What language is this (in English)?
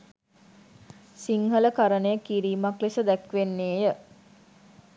Sinhala